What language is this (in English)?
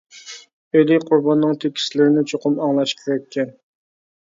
Uyghur